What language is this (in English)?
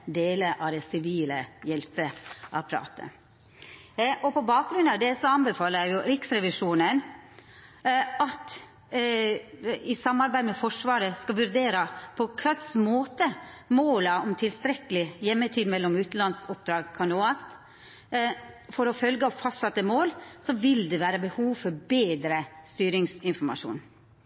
Norwegian Nynorsk